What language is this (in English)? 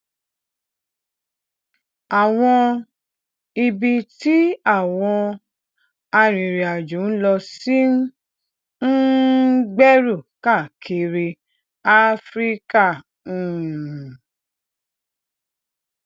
Yoruba